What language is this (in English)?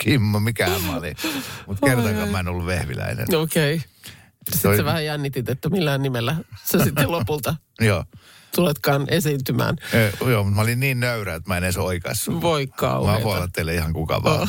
Finnish